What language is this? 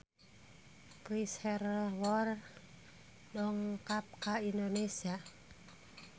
Sundanese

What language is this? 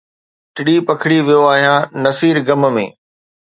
Sindhi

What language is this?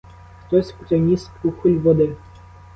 Ukrainian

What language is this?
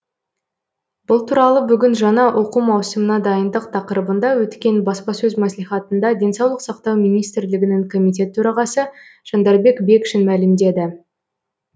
Kazakh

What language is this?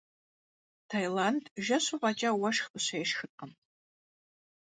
Kabardian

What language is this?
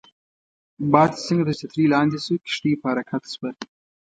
Pashto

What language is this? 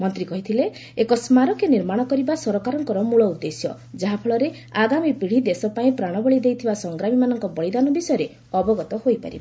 Odia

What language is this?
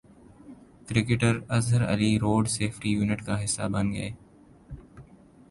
Urdu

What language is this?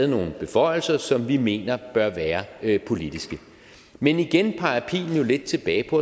Danish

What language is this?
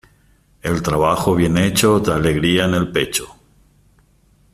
Spanish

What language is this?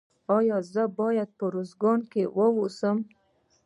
Pashto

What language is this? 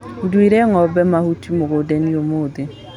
Kikuyu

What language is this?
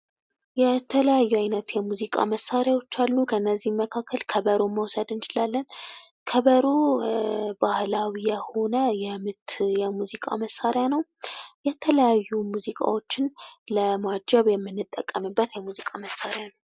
Amharic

